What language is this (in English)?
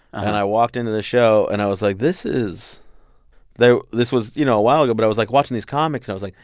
English